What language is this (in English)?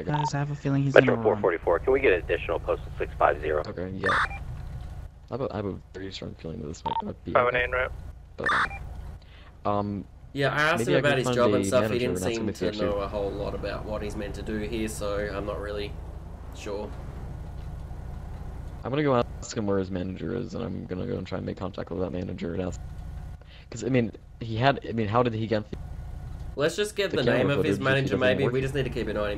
English